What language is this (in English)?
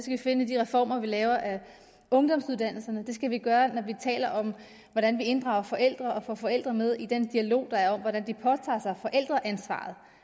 Danish